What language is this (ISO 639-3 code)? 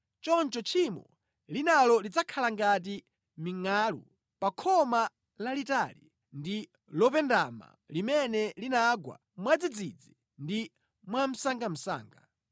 nya